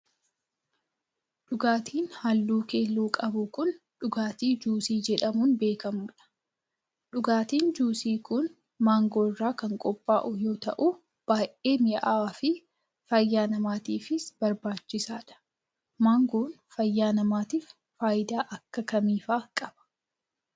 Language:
Oromo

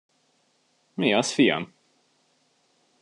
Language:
Hungarian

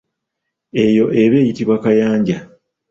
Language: Ganda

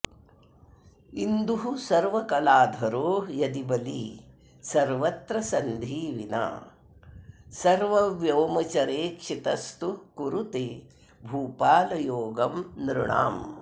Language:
Sanskrit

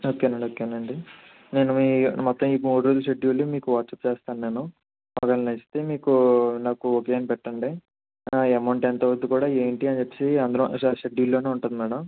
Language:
Telugu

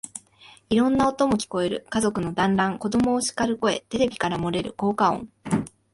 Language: Japanese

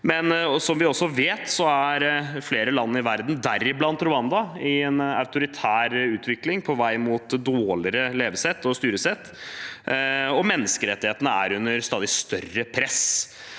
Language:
Norwegian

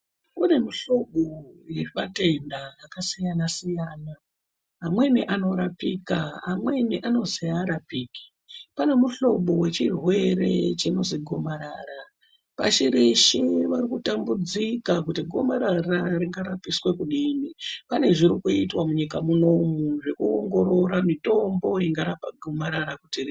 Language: Ndau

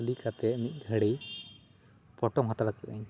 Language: Santali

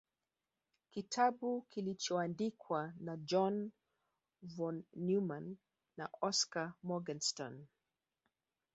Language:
Swahili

